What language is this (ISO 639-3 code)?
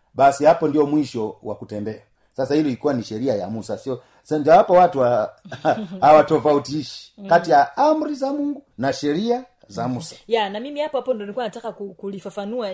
swa